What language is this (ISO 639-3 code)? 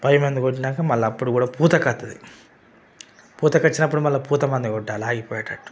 tel